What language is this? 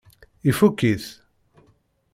Kabyle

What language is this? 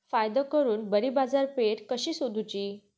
Marathi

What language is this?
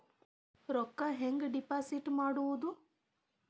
Kannada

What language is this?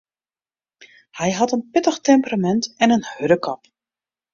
Western Frisian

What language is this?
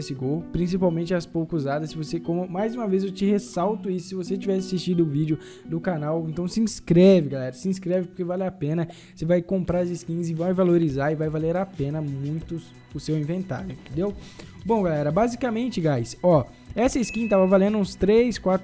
Portuguese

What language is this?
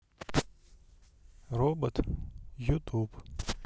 Russian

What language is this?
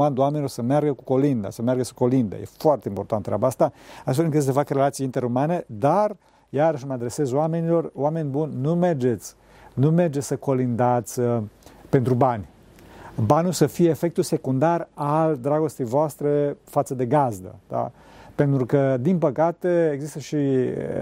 Romanian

